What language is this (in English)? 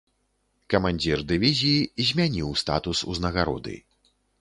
Belarusian